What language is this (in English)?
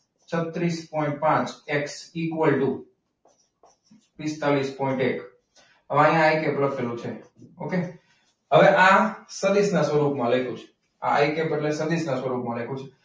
Gujarati